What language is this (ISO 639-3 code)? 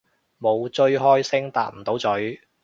yue